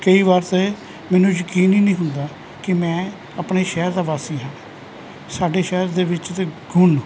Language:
Punjabi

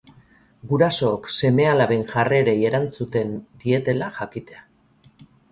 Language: Basque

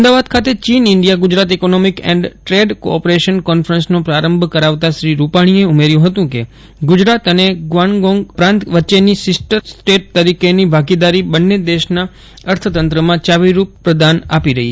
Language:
Gujarati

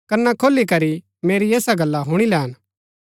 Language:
Gaddi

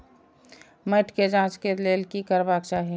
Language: Maithili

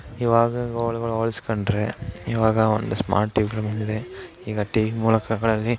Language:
Kannada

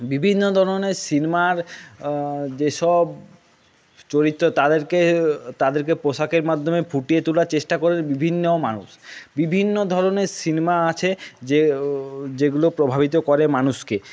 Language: Bangla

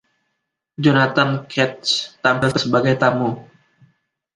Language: Indonesian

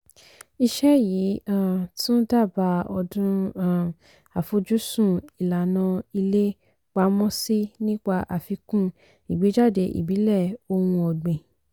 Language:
Yoruba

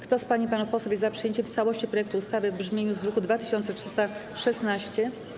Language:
Polish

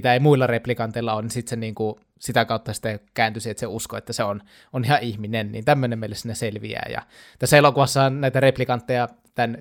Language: Finnish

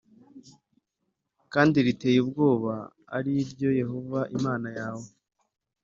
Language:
Kinyarwanda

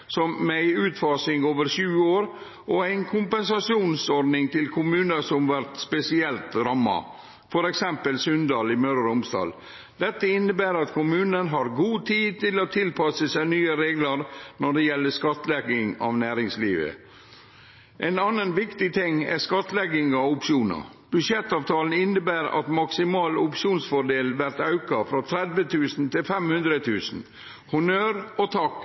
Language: Norwegian Nynorsk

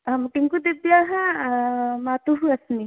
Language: Sanskrit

